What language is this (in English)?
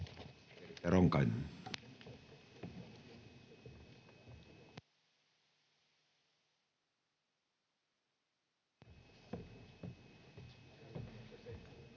Finnish